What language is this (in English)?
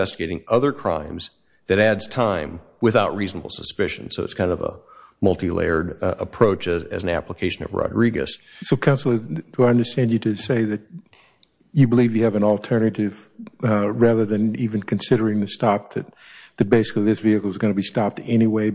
English